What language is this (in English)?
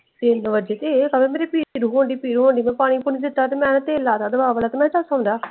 Punjabi